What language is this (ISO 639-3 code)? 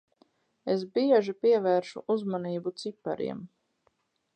lav